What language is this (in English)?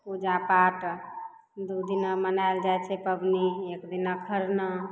Maithili